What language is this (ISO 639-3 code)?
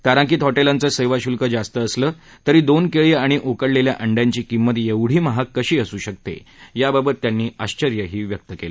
mar